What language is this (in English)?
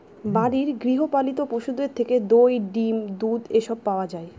Bangla